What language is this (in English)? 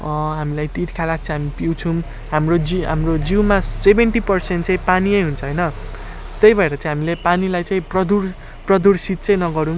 Nepali